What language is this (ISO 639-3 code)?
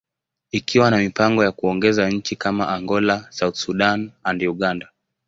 swa